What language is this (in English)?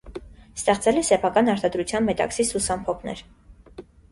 Armenian